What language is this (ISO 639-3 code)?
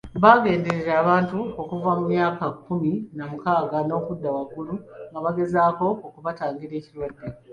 lug